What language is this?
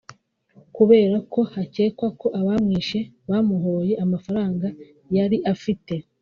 Kinyarwanda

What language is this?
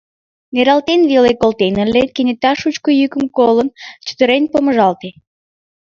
Mari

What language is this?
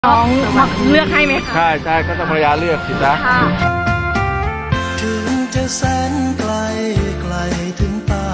Thai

